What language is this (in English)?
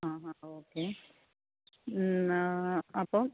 Malayalam